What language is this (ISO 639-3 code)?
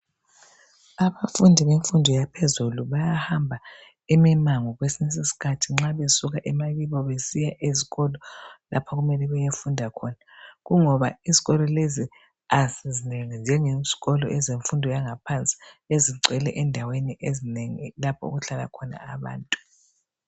nde